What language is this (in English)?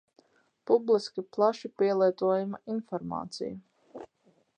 Latvian